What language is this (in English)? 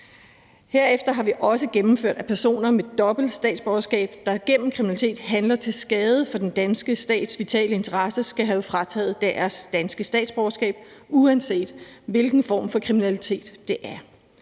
Danish